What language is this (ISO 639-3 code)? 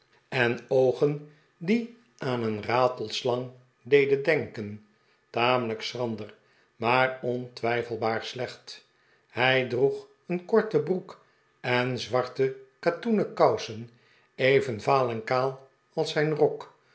nld